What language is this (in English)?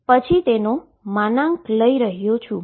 Gujarati